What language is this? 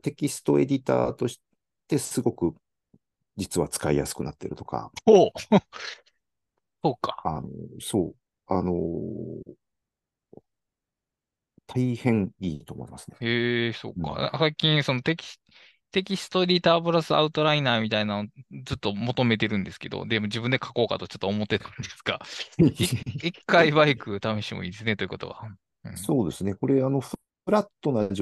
Japanese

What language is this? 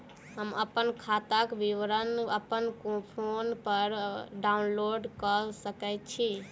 Maithili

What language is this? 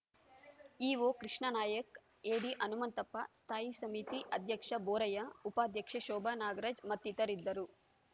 Kannada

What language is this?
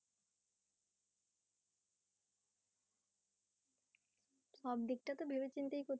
Bangla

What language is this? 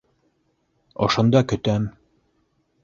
Bashkir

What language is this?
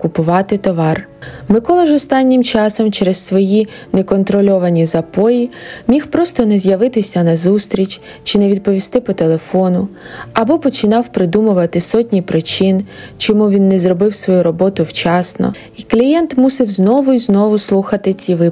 Ukrainian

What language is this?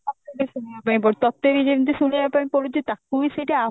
Odia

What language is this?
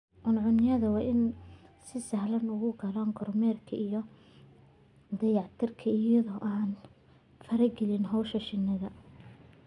Somali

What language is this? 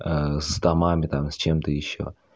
Russian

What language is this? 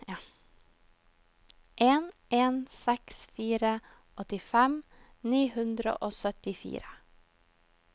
Norwegian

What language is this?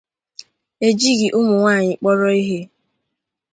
Igbo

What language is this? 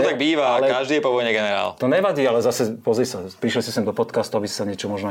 Slovak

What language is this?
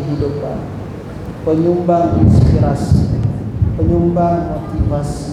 Malay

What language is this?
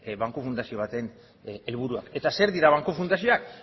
Basque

